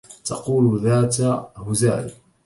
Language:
Arabic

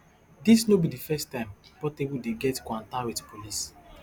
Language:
Nigerian Pidgin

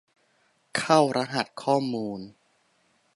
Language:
Thai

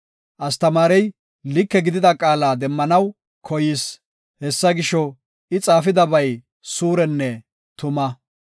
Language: Gofa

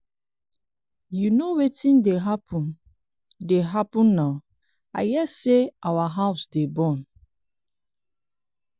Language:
Nigerian Pidgin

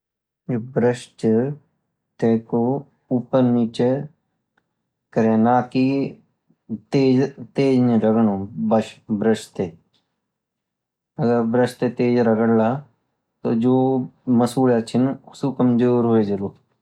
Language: Garhwali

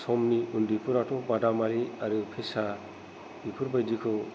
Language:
Bodo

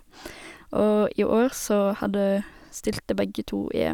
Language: Norwegian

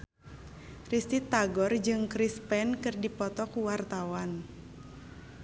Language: Sundanese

